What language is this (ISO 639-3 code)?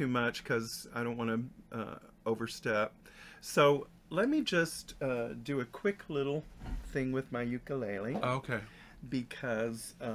eng